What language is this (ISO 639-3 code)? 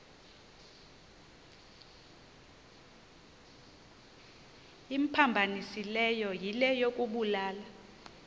xho